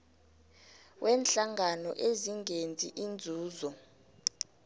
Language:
South Ndebele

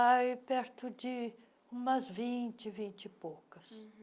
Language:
Portuguese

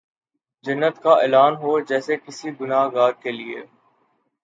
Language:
Urdu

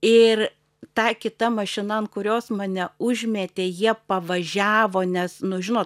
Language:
Lithuanian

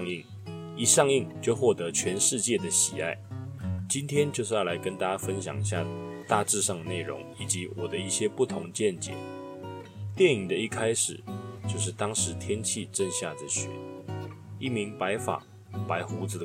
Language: Chinese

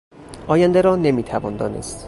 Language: Persian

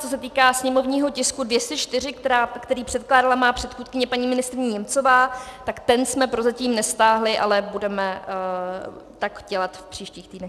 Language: Czech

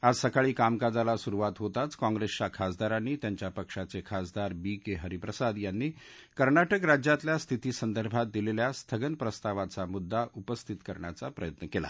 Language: Marathi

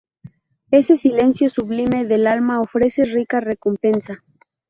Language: Spanish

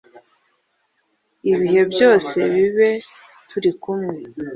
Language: Kinyarwanda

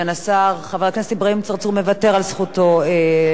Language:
Hebrew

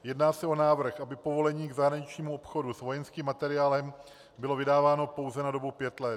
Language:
Czech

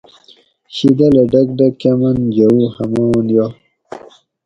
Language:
Gawri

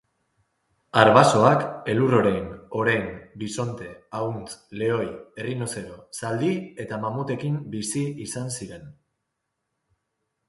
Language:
Basque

